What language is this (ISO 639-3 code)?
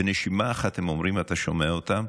heb